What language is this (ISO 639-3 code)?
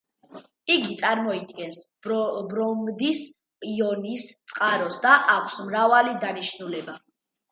kat